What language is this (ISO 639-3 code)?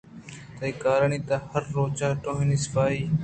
bgp